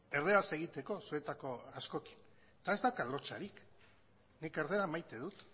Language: Basque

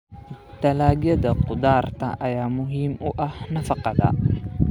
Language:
Somali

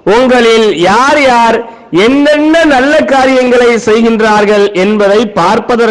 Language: Tamil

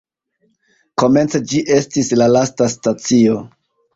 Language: Esperanto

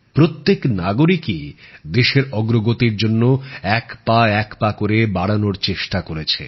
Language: Bangla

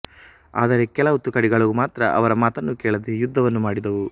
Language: Kannada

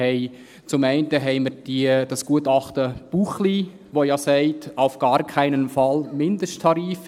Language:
Swiss German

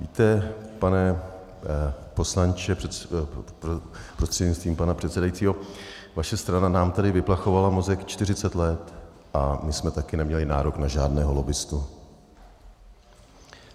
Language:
Czech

